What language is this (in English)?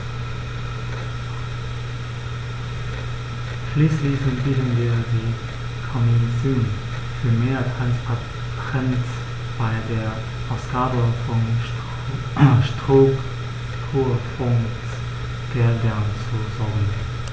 German